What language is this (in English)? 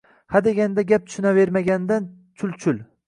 Uzbek